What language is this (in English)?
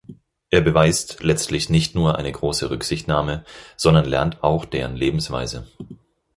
German